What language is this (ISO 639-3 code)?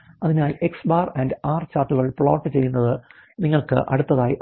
mal